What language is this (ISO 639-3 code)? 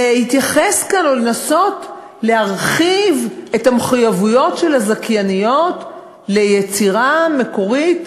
heb